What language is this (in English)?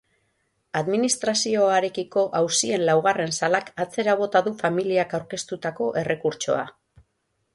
Basque